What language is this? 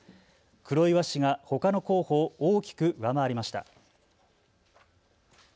Japanese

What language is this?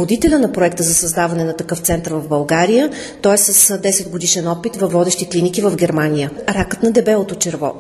Bulgarian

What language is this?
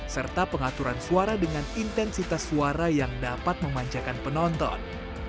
Indonesian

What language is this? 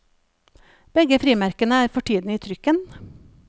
Norwegian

